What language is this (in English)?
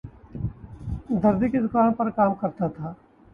Urdu